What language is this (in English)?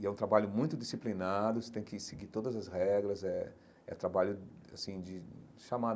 Portuguese